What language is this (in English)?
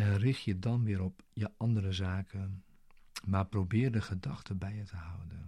Dutch